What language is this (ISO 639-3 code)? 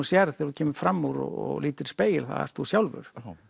isl